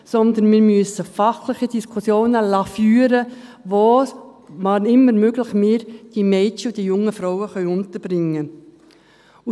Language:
Swiss German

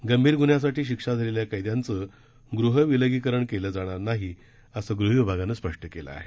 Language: Marathi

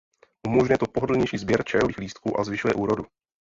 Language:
Czech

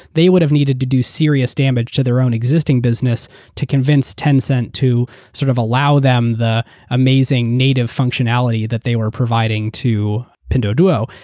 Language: English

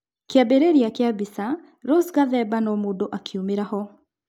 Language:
Kikuyu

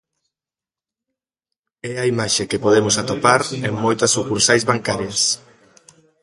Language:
Galician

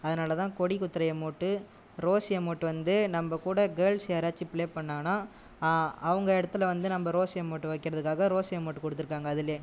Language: Tamil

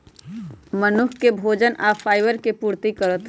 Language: Magahi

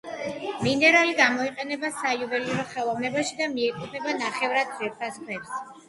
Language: Georgian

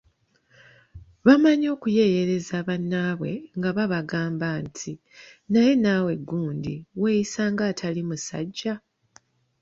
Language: Ganda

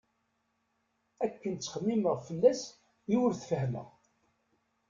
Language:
Kabyle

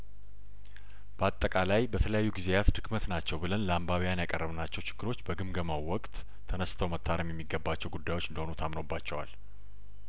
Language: Amharic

